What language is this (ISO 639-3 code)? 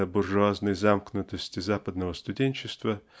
rus